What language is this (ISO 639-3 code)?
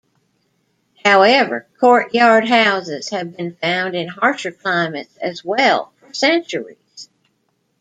eng